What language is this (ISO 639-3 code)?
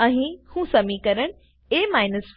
guj